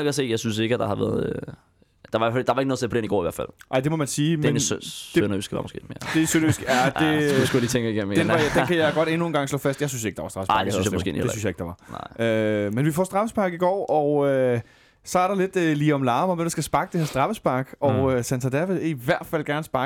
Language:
Danish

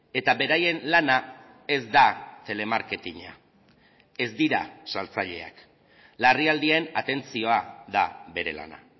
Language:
Basque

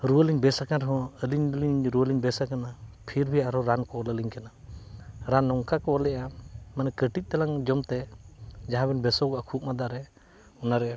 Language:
Santali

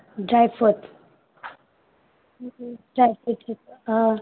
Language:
Manipuri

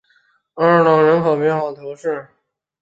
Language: Chinese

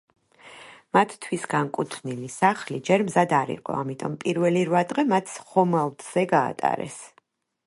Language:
Georgian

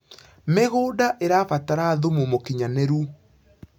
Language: Kikuyu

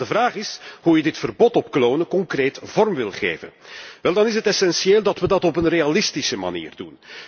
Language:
Dutch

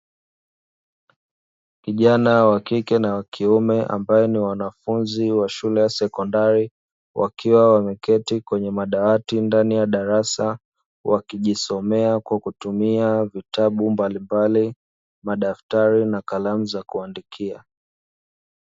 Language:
Swahili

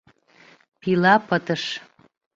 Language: Mari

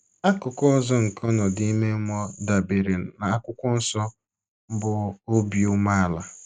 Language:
Igbo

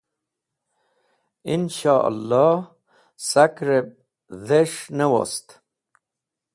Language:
Wakhi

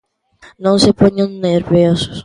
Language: Galician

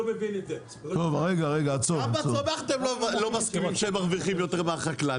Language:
Hebrew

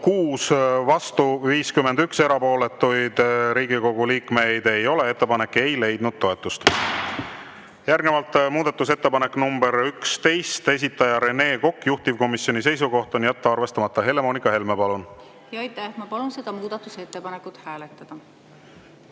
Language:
Estonian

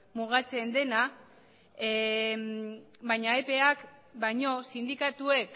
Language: Basque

